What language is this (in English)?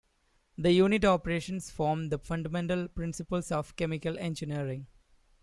English